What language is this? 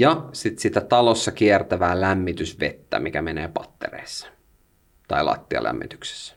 Finnish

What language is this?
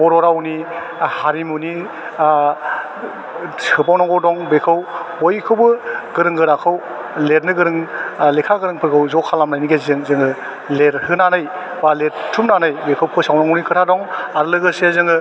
Bodo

